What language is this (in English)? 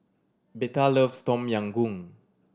English